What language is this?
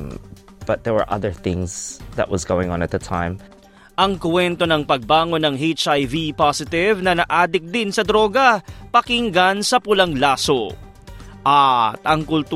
Filipino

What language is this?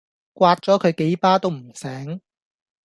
Cantonese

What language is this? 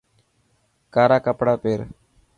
Dhatki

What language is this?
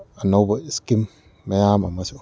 Manipuri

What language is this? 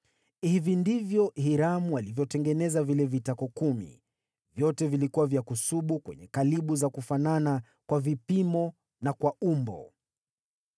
Swahili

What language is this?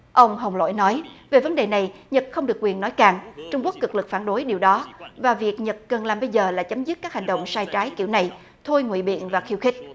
Vietnamese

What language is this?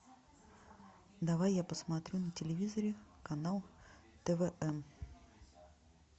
Russian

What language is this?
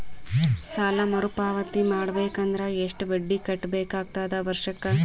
Kannada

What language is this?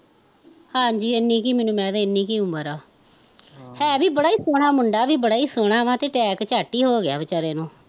Punjabi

